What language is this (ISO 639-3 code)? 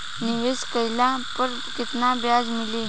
bho